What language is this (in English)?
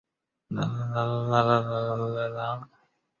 Chinese